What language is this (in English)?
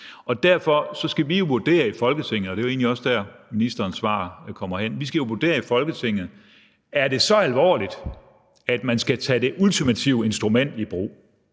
Danish